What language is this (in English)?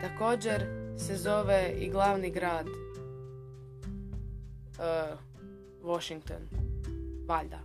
Croatian